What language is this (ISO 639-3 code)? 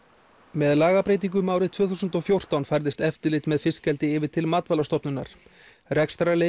isl